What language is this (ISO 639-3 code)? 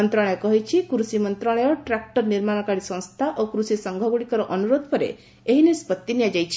ori